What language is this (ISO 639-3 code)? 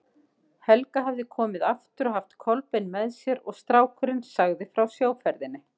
isl